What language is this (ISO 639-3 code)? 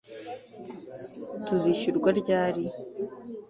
kin